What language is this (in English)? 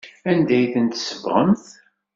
Kabyle